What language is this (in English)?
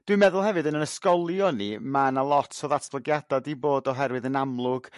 Welsh